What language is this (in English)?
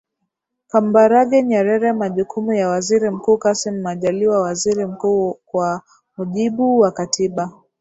Swahili